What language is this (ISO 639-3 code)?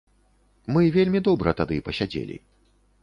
bel